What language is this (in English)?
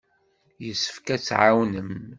Kabyle